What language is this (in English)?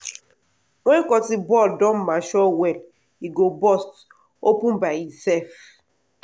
Nigerian Pidgin